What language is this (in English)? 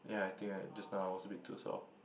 English